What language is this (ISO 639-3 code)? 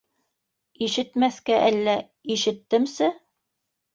bak